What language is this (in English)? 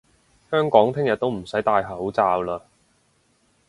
Cantonese